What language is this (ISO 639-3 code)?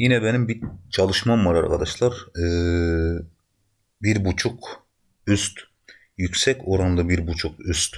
tur